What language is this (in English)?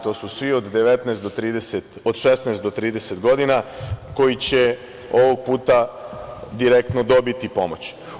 Serbian